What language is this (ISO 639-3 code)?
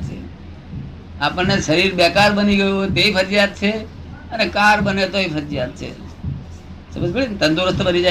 guj